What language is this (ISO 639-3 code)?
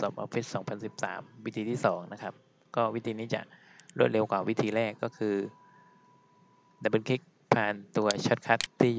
tha